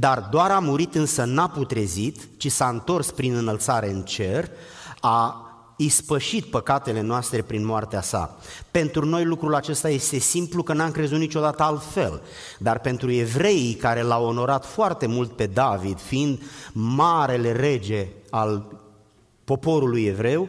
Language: Romanian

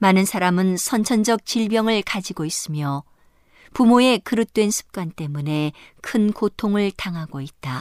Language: Korean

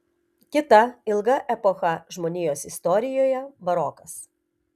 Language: Lithuanian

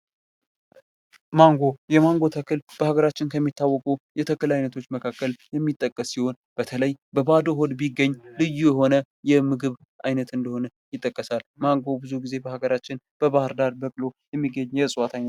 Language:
Amharic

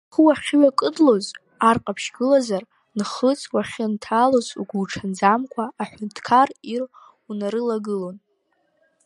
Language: Abkhazian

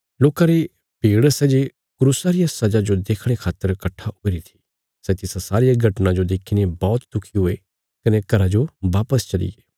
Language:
Bilaspuri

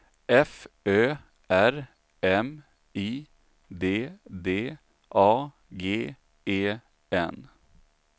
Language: Swedish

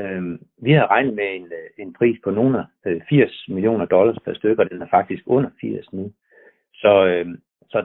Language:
Danish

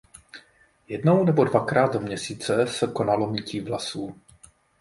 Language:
Czech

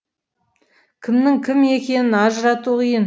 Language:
Kazakh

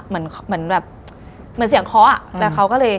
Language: Thai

